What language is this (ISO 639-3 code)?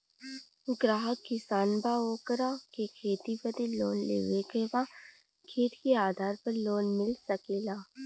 bho